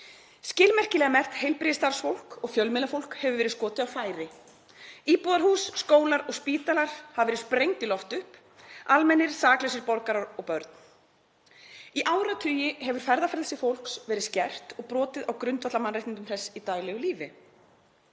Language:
Icelandic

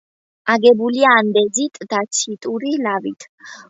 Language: Georgian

